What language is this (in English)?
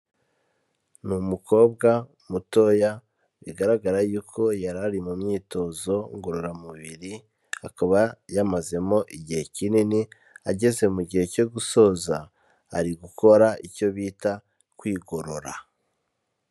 Kinyarwanda